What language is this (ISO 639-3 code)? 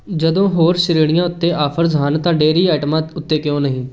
pan